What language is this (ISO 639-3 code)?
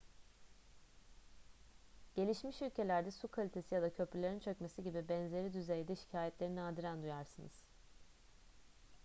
tur